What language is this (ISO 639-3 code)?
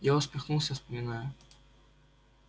rus